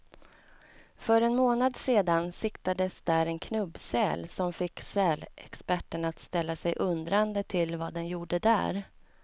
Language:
Swedish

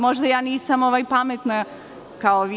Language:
Serbian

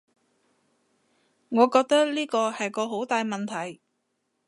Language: Cantonese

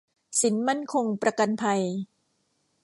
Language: Thai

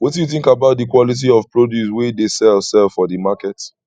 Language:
Nigerian Pidgin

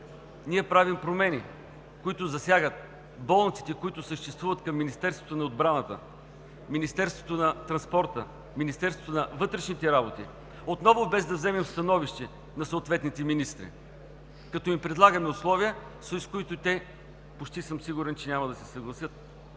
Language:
Bulgarian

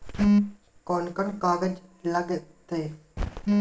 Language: Magahi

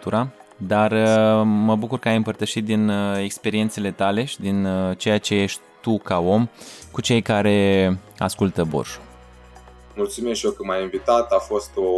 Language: Romanian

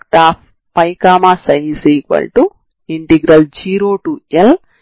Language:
Telugu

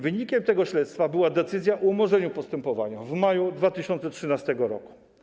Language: Polish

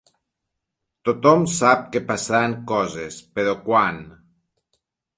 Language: Catalan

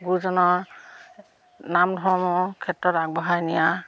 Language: Assamese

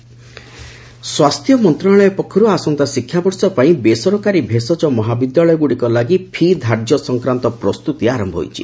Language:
Odia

